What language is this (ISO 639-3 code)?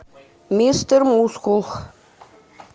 rus